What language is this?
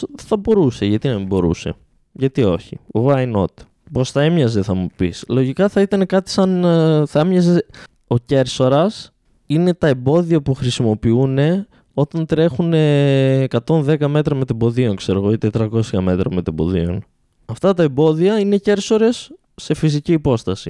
Greek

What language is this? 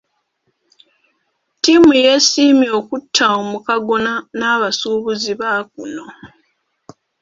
Ganda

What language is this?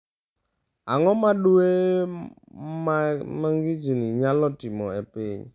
Luo (Kenya and Tanzania)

